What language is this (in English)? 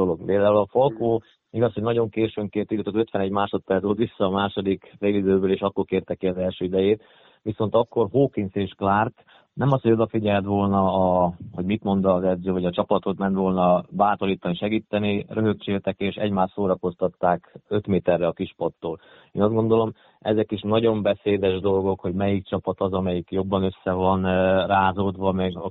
Hungarian